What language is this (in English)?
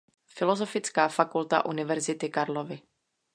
Czech